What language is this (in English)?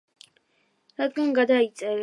Georgian